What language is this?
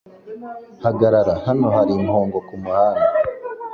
Kinyarwanda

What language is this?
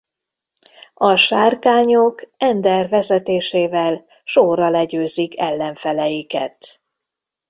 Hungarian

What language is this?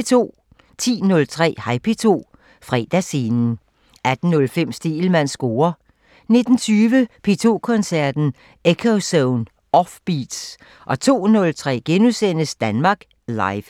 Danish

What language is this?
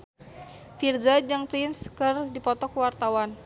Sundanese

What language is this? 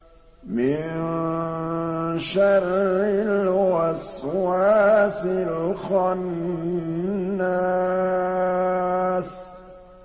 Arabic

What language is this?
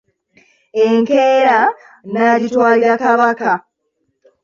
Ganda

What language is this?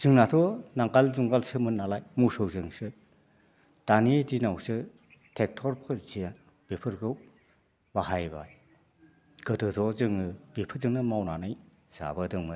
Bodo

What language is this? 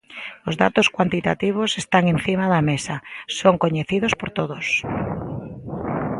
Galician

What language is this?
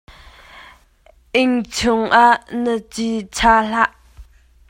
Hakha Chin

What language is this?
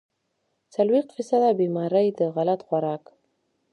Pashto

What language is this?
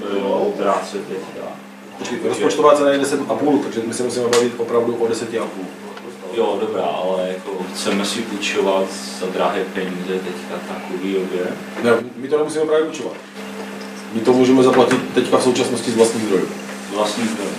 Czech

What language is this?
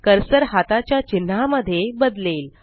Marathi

